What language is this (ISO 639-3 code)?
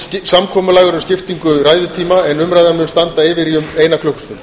isl